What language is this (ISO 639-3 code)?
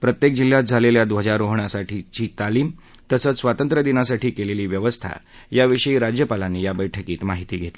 mar